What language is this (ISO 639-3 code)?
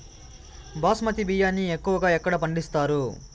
tel